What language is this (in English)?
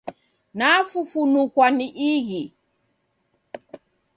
Taita